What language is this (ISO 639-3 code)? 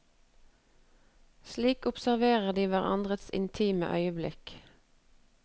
nor